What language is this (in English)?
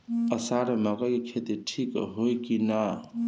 Bhojpuri